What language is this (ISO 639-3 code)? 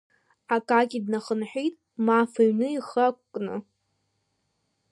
abk